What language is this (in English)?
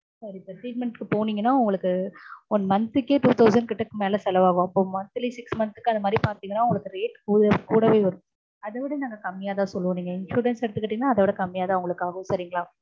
Tamil